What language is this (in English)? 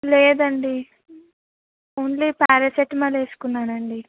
Telugu